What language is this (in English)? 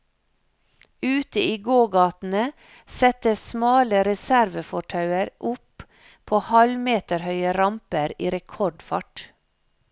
Norwegian